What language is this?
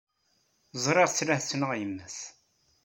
Kabyle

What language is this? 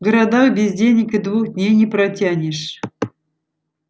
Russian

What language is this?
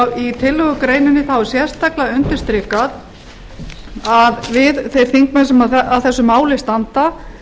Icelandic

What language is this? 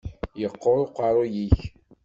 Kabyle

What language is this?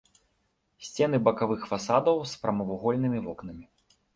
Belarusian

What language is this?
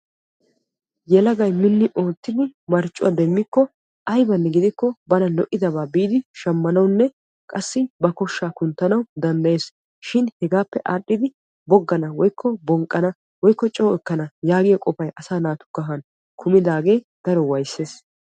Wolaytta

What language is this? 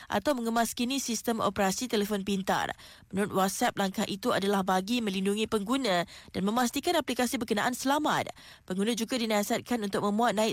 Malay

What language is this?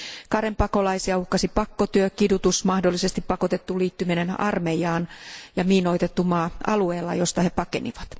Finnish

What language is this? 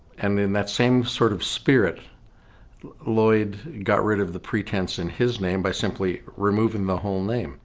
English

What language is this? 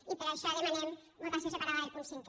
Catalan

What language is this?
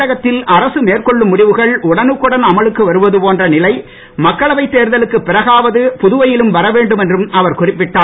Tamil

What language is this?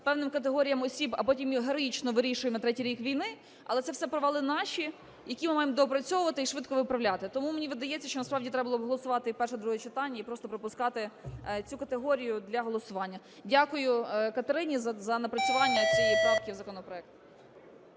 Ukrainian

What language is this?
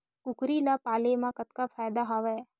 Chhattisgarhi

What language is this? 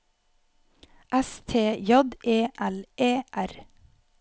Norwegian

